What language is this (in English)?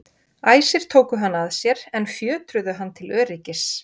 Icelandic